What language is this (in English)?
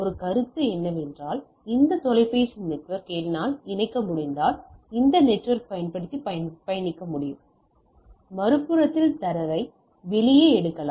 Tamil